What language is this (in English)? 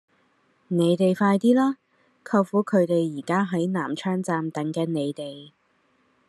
Cantonese